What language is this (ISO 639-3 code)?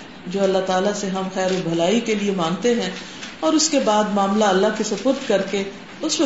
urd